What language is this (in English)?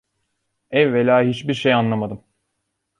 Turkish